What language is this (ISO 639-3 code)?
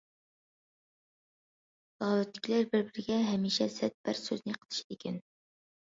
uig